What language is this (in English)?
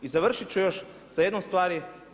Croatian